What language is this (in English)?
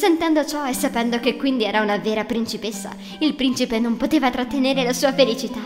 Italian